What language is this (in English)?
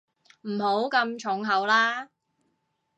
Cantonese